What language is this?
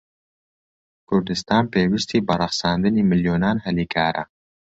Central Kurdish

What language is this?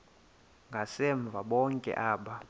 Xhosa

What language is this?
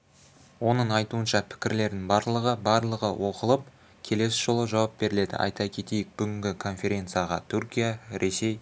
Kazakh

